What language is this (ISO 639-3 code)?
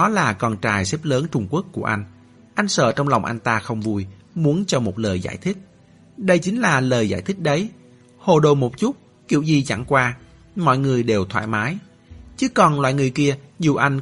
vie